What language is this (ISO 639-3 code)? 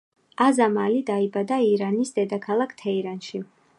kat